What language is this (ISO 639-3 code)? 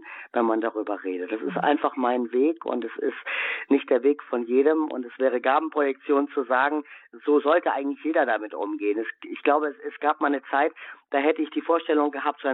deu